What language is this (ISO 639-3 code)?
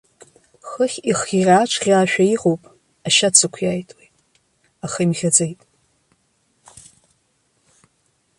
abk